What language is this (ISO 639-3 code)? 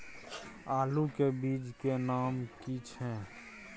mai